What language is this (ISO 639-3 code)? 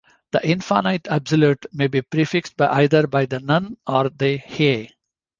eng